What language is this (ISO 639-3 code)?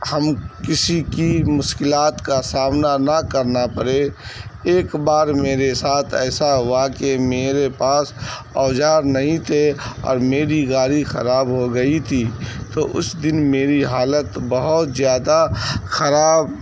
urd